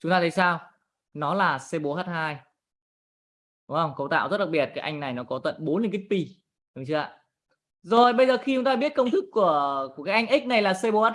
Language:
Vietnamese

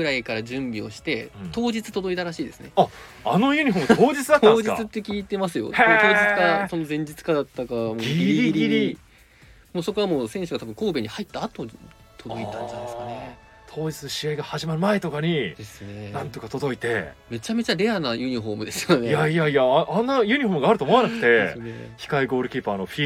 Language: Japanese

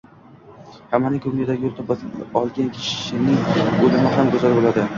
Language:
Uzbek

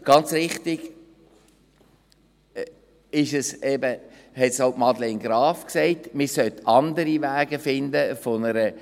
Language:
Swiss German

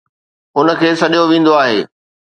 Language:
Sindhi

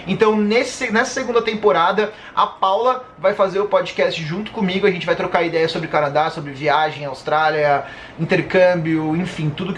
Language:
Portuguese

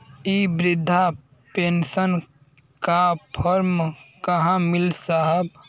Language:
Bhojpuri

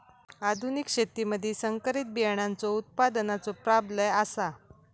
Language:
Marathi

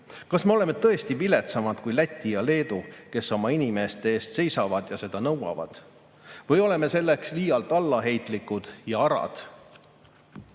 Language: Estonian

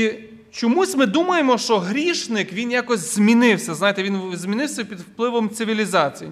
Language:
Ukrainian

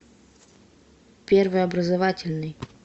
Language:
Russian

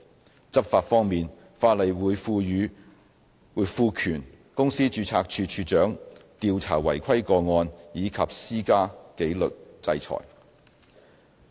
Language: Cantonese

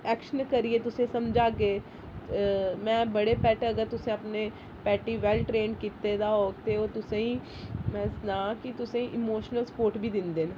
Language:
Dogri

